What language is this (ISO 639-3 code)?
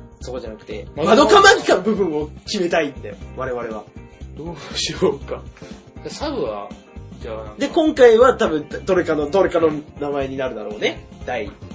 jpn